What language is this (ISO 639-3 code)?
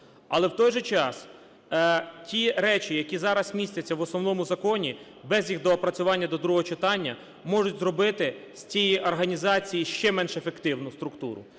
ukr